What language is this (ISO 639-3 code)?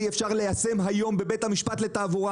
heb